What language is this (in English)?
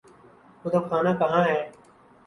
Urdu